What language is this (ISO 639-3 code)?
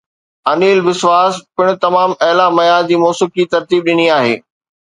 snd